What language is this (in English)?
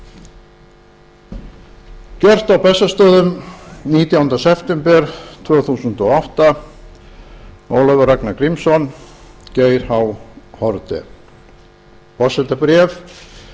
Icelandic